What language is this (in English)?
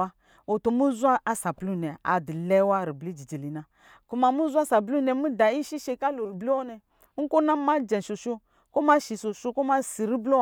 Lijili